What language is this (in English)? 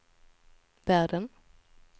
Swedish